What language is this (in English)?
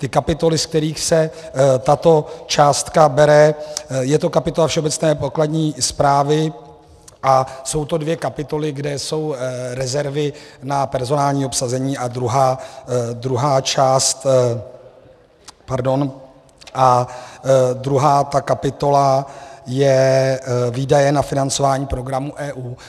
Czech